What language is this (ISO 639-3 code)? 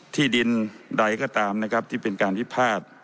tha